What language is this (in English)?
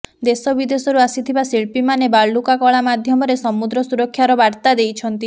Odia